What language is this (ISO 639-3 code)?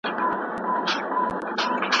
pus